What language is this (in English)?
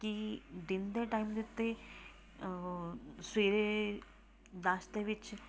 Punjabi